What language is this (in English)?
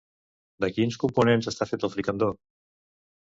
Catalan